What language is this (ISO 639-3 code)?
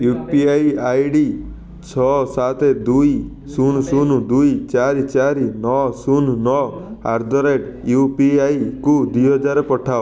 ori